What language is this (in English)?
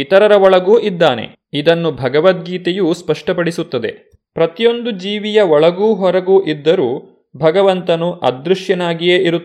Kannada